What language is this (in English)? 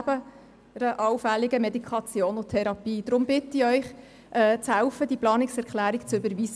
Swiss German